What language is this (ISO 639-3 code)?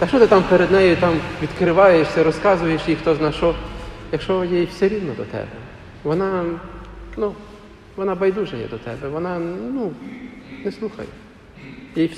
ukr